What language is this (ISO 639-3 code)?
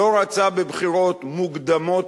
heb